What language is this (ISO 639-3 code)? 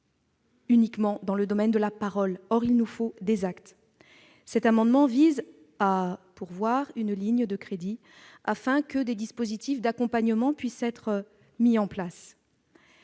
fra